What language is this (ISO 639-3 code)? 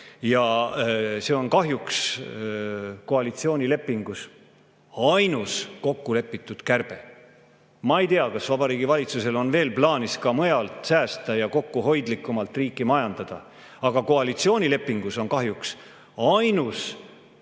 est